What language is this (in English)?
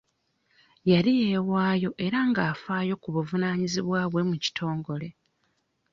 Ganda